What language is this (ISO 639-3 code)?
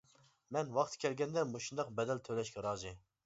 uig